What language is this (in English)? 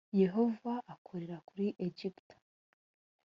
Kinyarwanda